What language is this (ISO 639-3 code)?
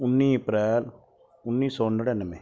pan